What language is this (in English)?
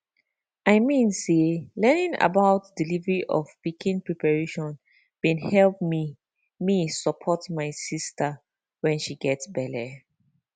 Nigerian Pidgin